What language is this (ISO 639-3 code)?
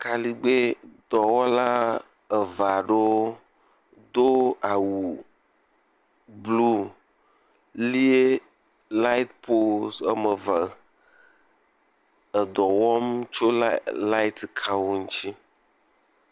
ewe